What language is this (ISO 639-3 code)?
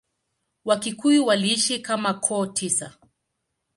swa